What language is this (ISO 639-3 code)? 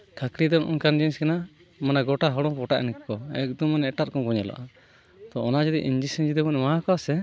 sat